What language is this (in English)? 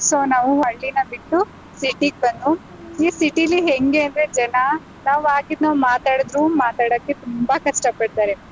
Kannada